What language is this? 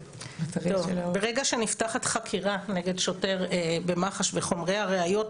Hebrew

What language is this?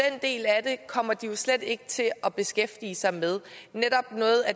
Danish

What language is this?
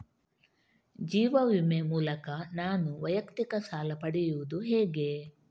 Kannada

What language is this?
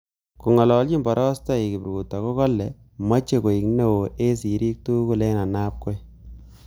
Kalenjin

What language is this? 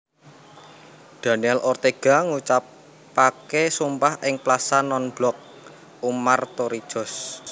Javanese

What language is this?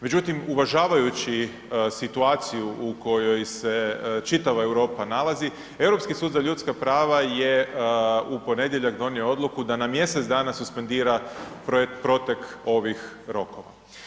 Croatian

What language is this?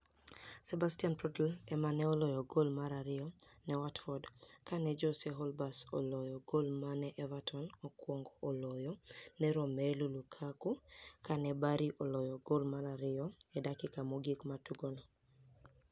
Luo (Kenya and Tanzania)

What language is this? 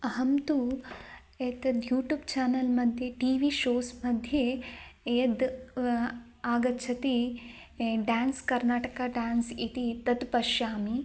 Sanskrit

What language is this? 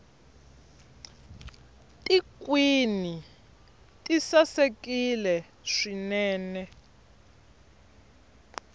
Tsonga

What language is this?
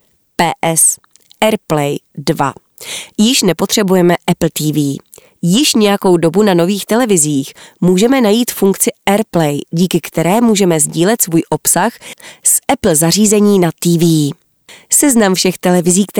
Czech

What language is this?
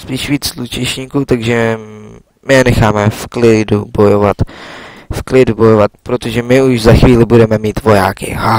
Czech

